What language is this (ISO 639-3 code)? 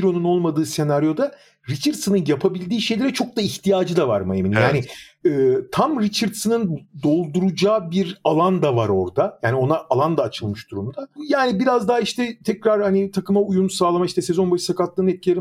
tur